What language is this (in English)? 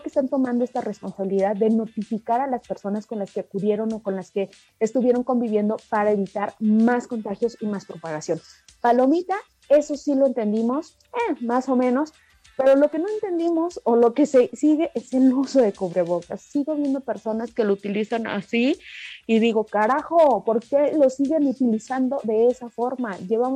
Spanish